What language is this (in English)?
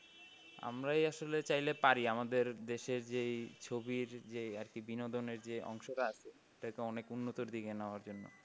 Bangla